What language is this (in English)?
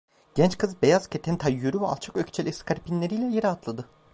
Turkish